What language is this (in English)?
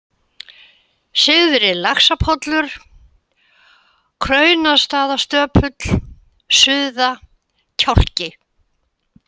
Icelandic